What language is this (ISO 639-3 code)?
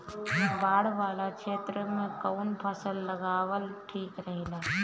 bho